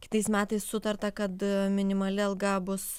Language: Lithuanian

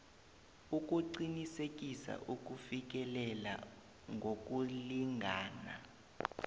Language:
South Ndebele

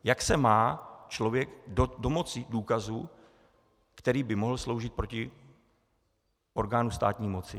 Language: Czech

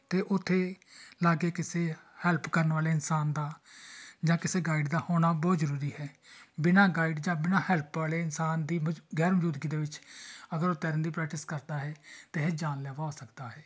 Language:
Punjabi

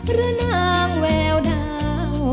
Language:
Thai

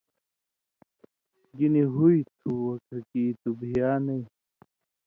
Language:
Indus Kohistani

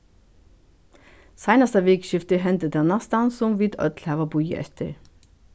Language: Faroese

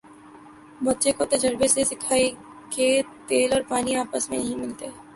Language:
Urdu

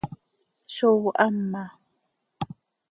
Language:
Seri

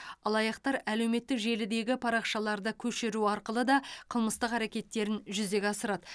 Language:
Kazakh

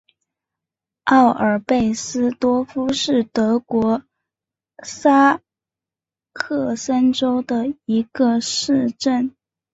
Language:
Chinese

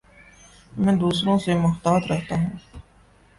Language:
Urdu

